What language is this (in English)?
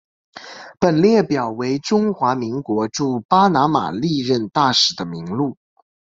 Chinese